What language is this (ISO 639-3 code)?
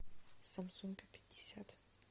rus